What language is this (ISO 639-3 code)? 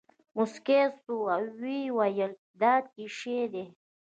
pus